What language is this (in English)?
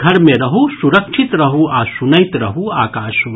Maithili